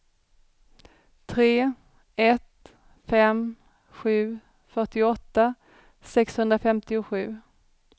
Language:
Swedish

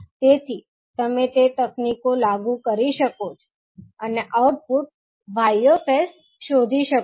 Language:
Gujarati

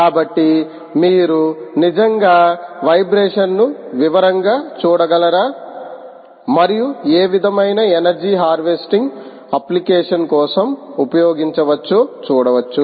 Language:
Telugu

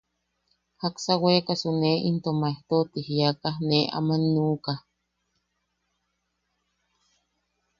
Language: Yaqui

